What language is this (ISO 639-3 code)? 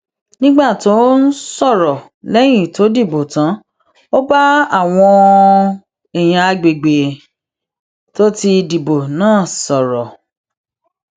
yor